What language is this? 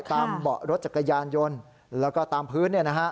Thai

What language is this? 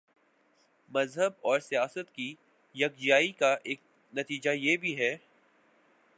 Urdu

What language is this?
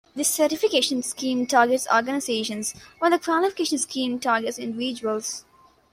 English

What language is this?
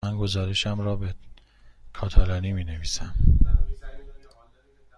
Persian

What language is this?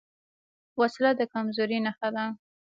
Pashto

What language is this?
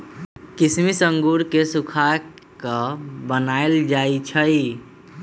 Magahi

